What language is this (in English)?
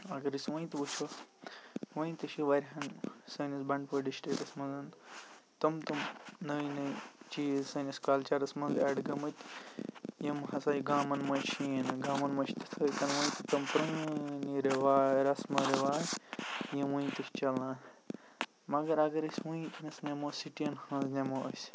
Kashmiri